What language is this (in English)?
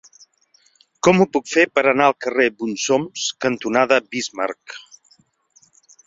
Catalan